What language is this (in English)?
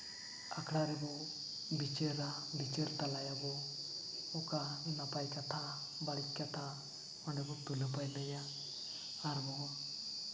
Santali